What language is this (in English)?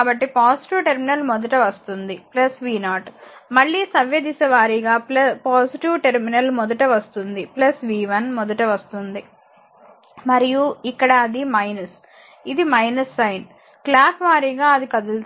Telugu